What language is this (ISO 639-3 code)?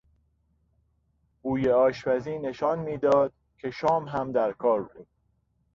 fas